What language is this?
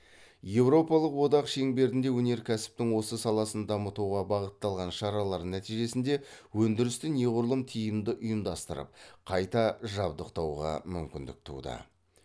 Kazakh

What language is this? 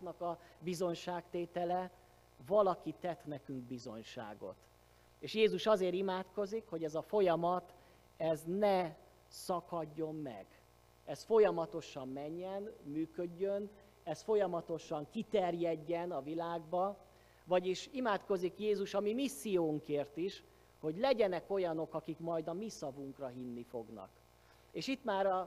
Hungarian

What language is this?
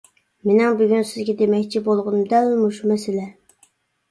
Uyghur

